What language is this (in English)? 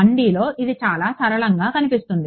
Telugu